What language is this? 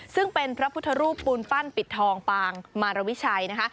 Thai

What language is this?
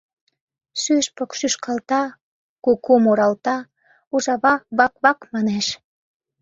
Mari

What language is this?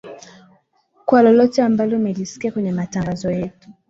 Swahili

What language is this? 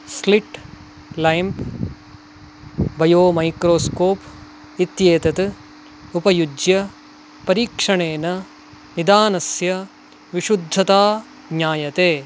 Sanskrit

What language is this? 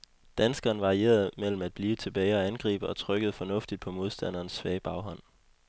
Danish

